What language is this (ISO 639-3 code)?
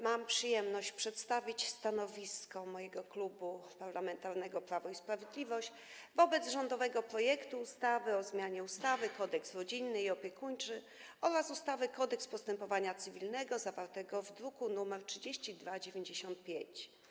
pol